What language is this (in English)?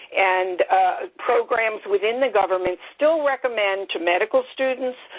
English